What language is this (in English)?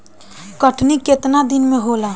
Bhojpuri